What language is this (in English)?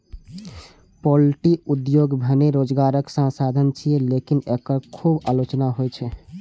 Maithili